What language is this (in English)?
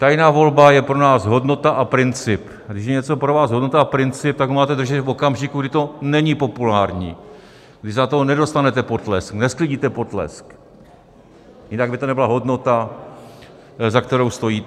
Czech